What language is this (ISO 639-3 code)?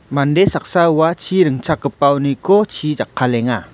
grt